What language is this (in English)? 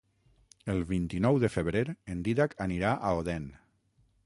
Catalan